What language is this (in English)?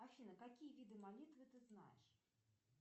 Russian